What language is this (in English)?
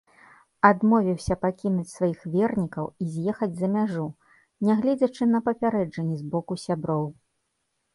Belarusian